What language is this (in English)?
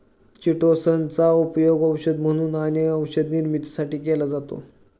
Marathi